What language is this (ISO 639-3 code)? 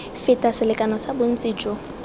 tsn